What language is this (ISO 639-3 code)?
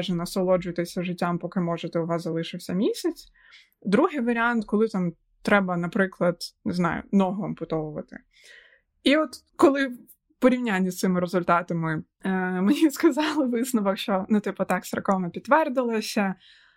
ukr